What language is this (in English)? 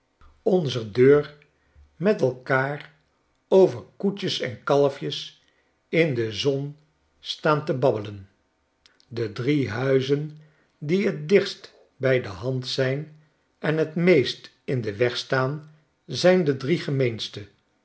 Dutch